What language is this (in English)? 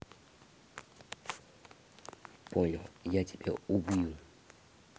Russian